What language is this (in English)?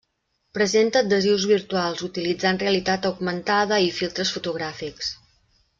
Catalan